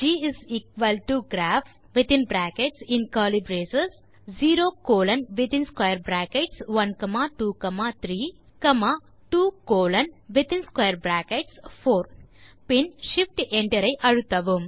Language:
Tamil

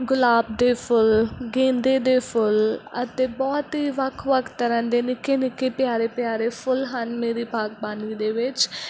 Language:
Punjabi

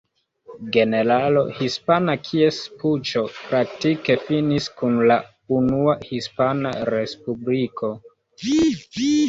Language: Esperanto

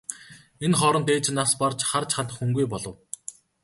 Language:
Mongolian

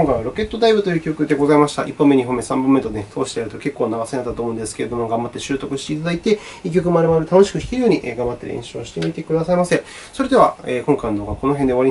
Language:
Japanese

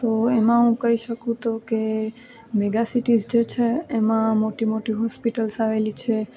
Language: Gujarati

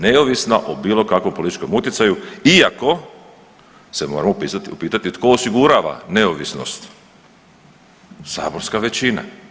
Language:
Croatian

